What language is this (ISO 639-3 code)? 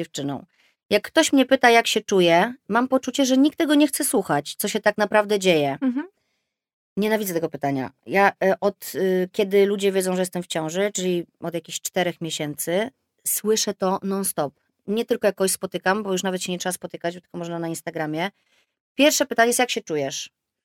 pol